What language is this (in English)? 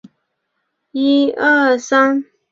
Chinese